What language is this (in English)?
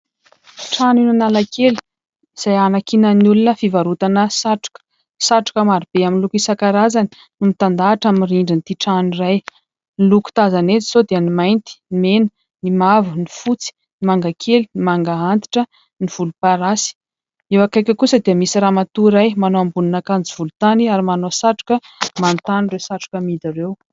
Malagasy